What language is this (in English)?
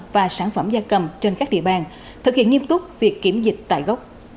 Vietnamese